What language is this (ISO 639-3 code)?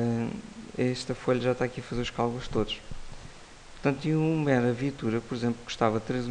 por